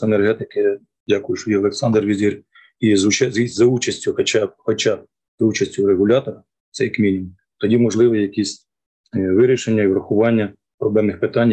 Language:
Ukrainian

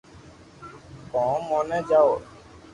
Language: Loarki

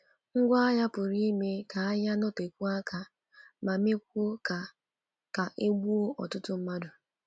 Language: Igbo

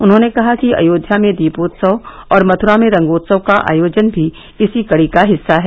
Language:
Hindi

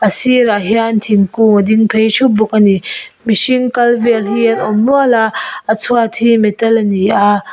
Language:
Mizo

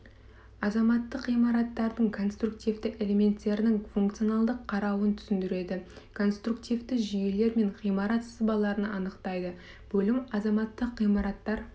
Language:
Kazakh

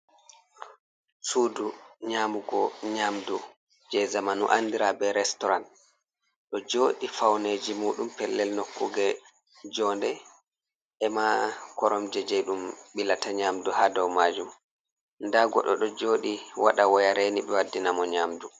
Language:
Fula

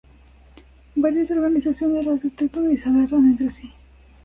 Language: Spanish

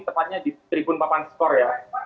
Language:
Indonesian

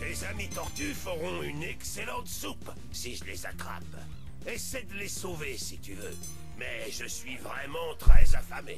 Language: French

